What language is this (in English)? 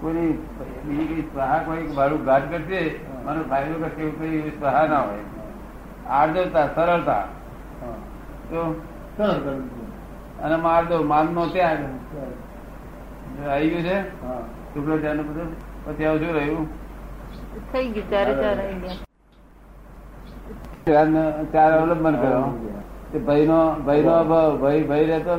Gujarati